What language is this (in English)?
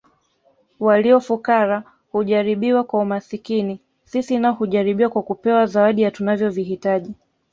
Swahili